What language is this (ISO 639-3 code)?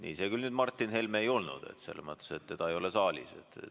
est